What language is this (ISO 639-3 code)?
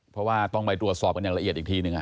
tha